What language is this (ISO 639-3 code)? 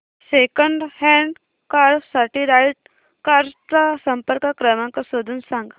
mar